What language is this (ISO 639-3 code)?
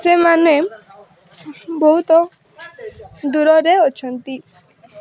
ori